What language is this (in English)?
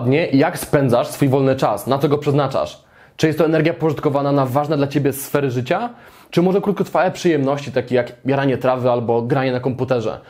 Polish